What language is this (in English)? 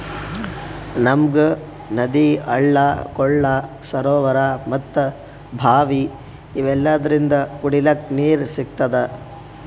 Kannada